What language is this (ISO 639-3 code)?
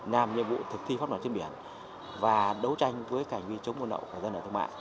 vie